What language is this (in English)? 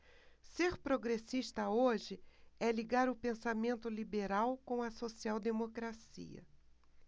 Portuguese